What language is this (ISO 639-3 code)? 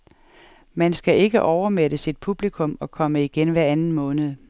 dan